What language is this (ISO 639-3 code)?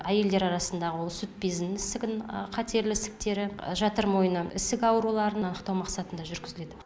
kaz